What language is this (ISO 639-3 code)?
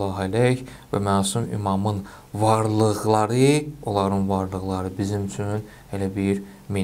tur